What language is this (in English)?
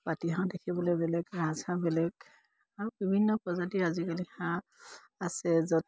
Assamese